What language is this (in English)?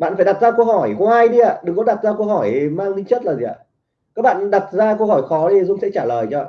Vietnamese